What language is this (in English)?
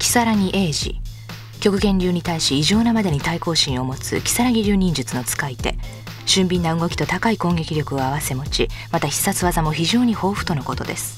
Japanese